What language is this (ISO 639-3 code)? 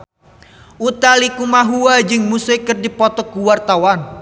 sun